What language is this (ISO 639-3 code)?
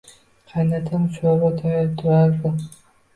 uzb